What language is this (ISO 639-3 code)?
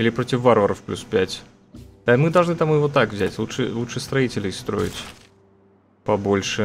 rus